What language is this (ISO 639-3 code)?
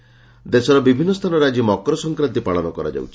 ori